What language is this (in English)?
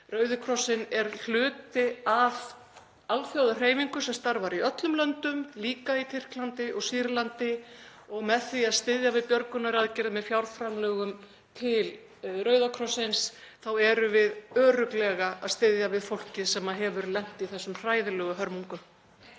Icelandic